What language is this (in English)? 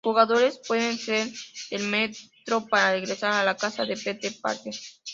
Spanish